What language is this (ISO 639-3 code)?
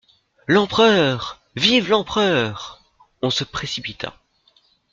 fra